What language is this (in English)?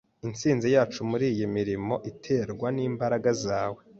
Kinyarwanda